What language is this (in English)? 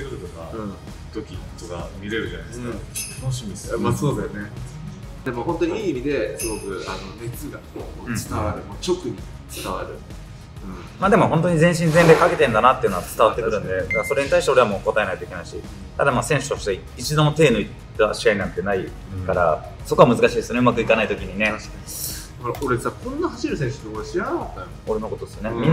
Japanese